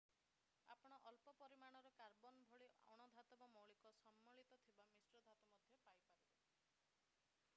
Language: Odia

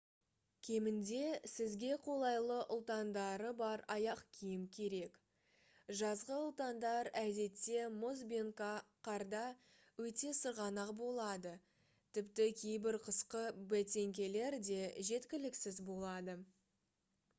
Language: Kazakh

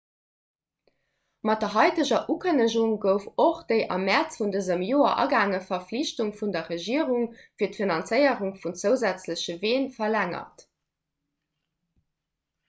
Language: Luxembourgish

